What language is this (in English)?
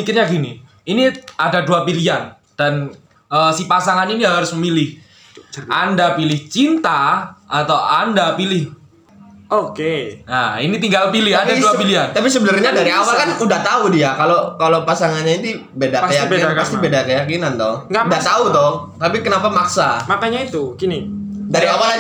Indonesian